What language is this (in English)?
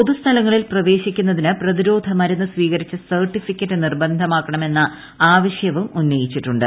Malayalam